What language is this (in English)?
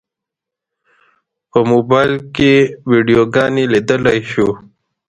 Pashto